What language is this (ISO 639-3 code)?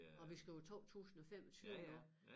dan